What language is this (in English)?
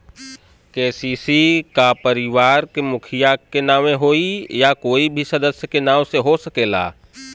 Bhojpuri